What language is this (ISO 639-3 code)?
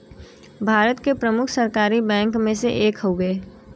bho